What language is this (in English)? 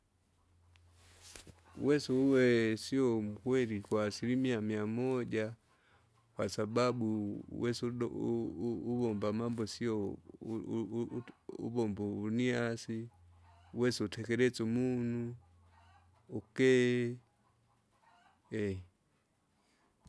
Kinga